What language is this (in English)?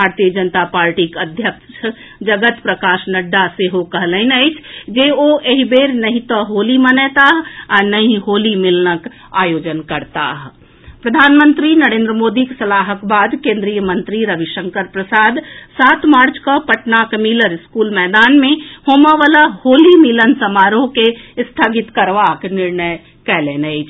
Maithili